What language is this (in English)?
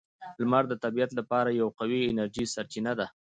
Pashto